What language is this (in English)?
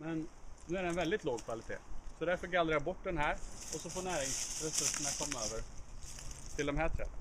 Swedish